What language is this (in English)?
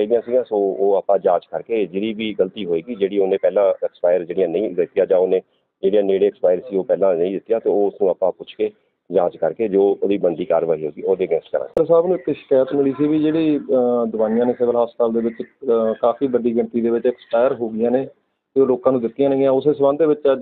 Punjabi